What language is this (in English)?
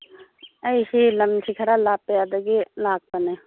Manipuri